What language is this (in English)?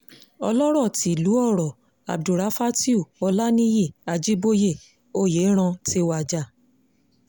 Yoruba